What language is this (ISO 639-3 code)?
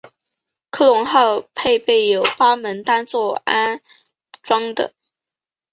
zho